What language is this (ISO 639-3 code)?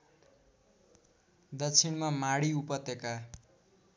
nep